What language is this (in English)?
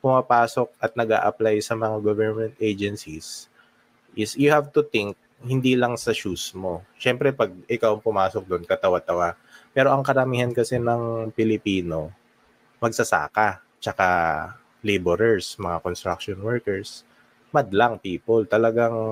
Filipino